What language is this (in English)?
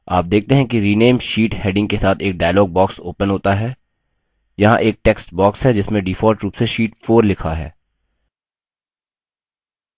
Hindi